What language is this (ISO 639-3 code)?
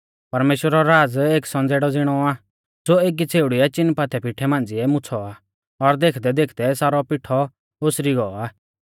bfz